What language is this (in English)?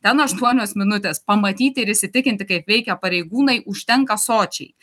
Lithuanian